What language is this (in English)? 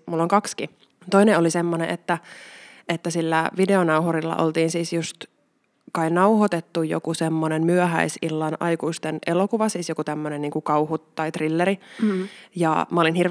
Finnish